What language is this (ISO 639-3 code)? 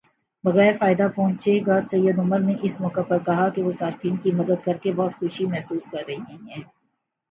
urd